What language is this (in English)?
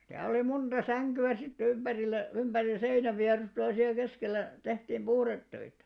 Finnish